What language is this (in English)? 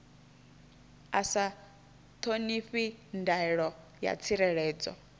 Venda